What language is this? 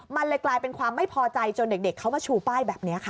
Thai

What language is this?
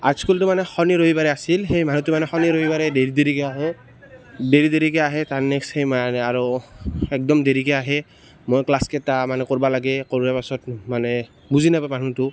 Assamese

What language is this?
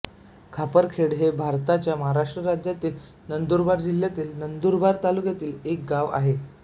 Marathi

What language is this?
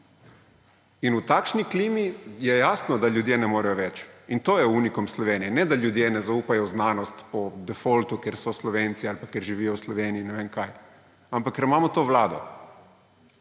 Slovenian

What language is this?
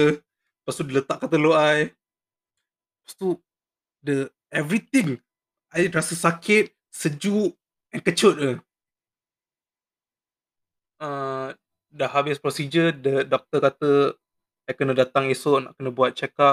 Malay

